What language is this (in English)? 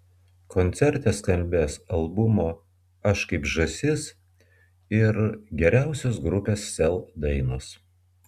Lithuanian